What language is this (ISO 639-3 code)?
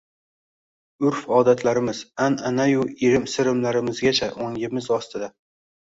uzb